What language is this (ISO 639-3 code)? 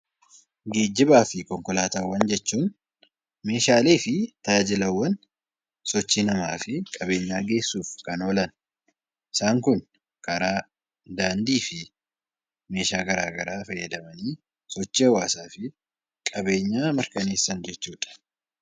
orm